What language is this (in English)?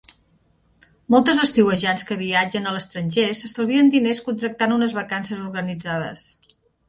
Catalan